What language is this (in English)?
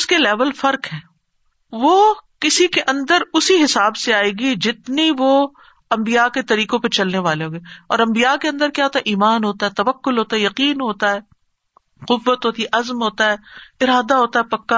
Urdu